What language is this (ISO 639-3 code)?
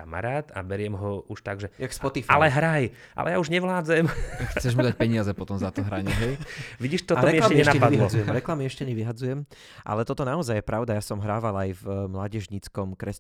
slk